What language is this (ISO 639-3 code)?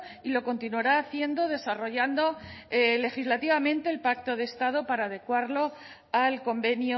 spa